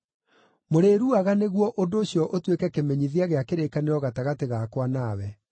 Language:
Kikuyu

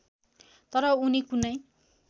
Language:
Nepali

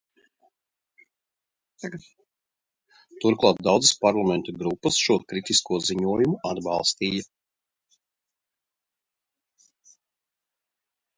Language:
Latvian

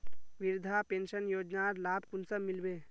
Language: Magahi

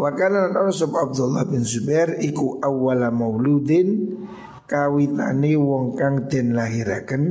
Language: Indonesian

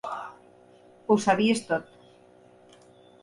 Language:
Catalan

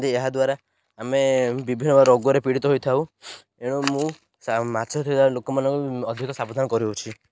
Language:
Odia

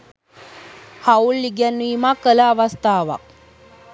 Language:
Sinhala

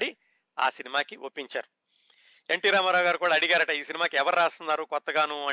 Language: Telugu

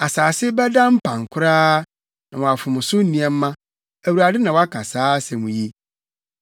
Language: Akan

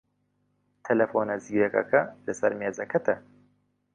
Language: Central Kurdish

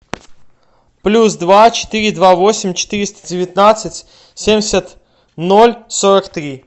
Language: Russian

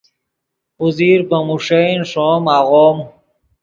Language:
Yidgha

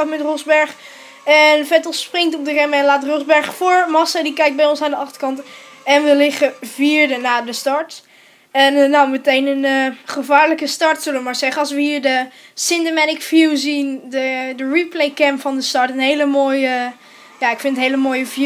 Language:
Dutch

